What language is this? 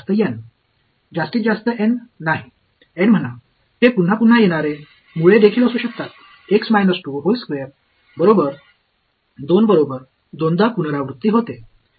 Marathi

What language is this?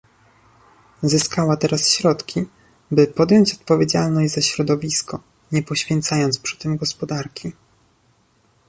Polish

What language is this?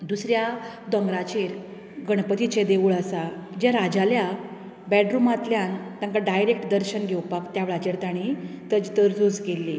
Konkani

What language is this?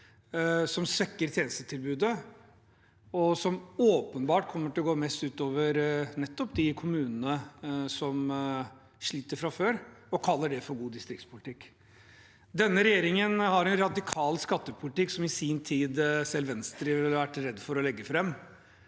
Norwegian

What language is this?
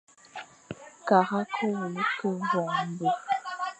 Fang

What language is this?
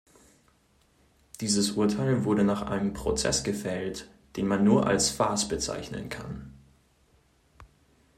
German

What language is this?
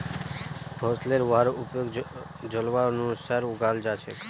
Magahi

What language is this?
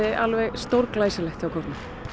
Icelandic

